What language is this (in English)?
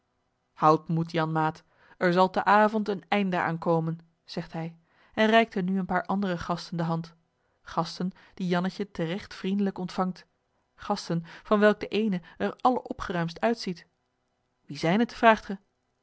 Dutch